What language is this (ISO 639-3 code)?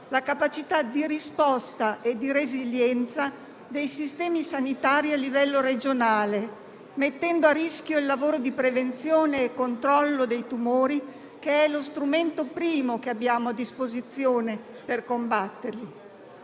ita